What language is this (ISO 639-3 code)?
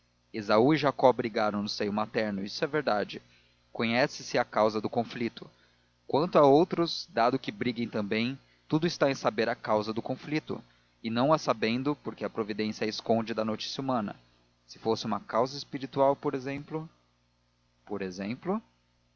por